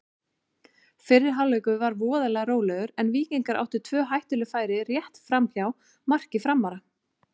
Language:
Icelandic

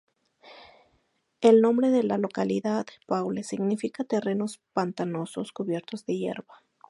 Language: Spanish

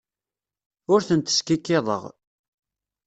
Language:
Kabyle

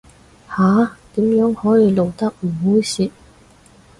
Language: Cantonese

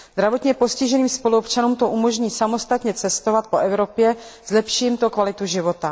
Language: Czech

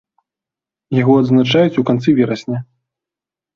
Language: Belarusian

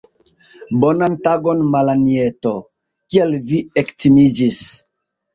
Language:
Esperanto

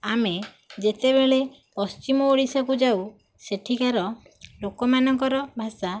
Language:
Odia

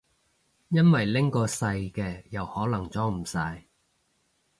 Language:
Cantonese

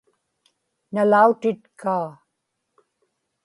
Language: Inupiaq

